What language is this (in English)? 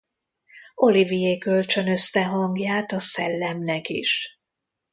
Hungarian